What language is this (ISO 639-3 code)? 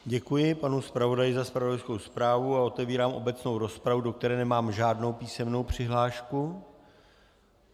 ces